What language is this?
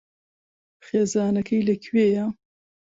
Central Kurdish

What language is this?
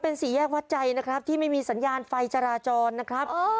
Thai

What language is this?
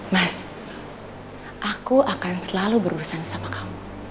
Indonesian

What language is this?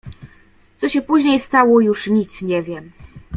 Polish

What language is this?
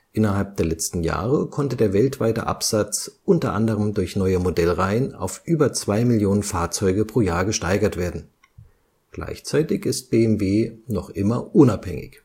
German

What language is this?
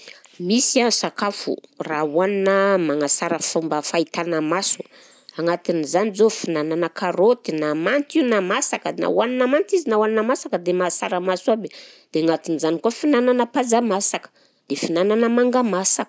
Southern Betsimisaraka Malagasy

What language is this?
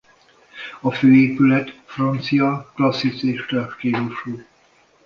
Hungarian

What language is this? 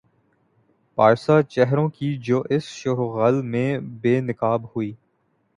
Urdu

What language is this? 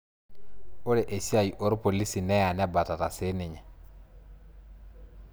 Masai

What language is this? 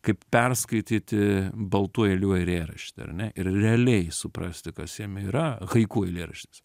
Lithuanian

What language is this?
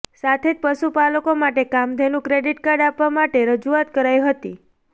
Gujarati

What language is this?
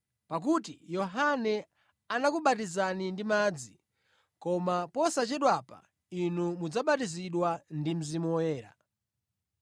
Nyanja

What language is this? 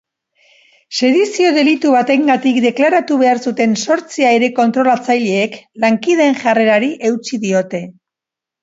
Basque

